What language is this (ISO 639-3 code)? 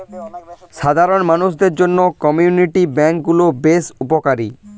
ben